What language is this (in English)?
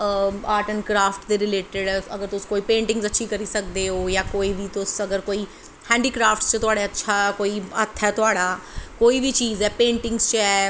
Dogri